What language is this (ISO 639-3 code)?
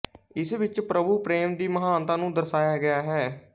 pan